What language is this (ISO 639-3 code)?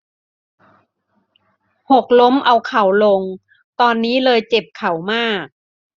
tha